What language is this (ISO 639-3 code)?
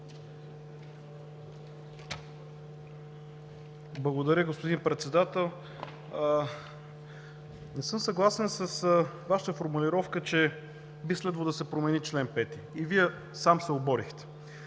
bul